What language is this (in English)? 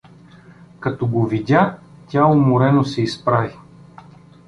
Bulgarian